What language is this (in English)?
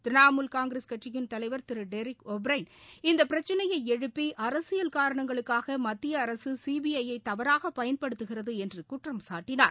Tamil